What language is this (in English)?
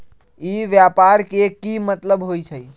Magahi